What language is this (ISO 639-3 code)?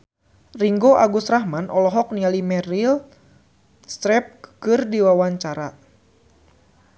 sun